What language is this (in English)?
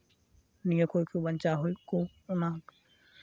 Santali